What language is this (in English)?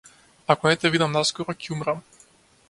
Macedonian